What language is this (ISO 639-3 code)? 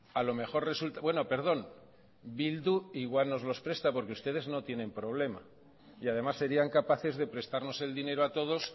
spa